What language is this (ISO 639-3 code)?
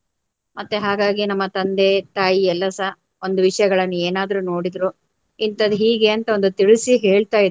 kan